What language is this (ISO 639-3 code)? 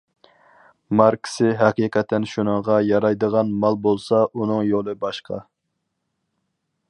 uig